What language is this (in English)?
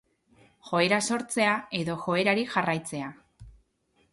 Basque